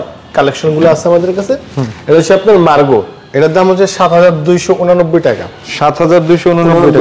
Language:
Turkish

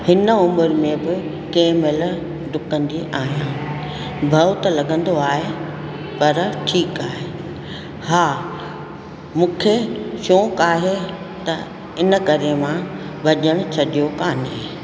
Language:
Sindhi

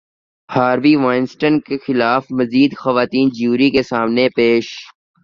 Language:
Urdu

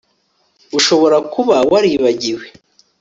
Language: Kinyarwanda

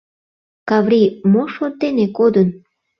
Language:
Mari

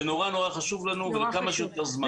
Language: Hebrew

